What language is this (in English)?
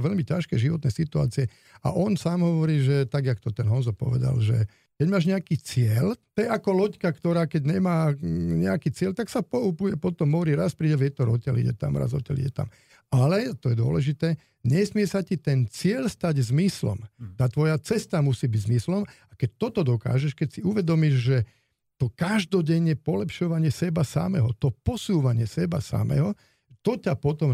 Slovak